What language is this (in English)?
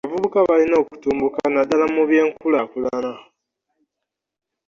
Ganda